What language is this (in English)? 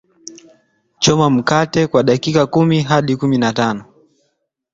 Swahili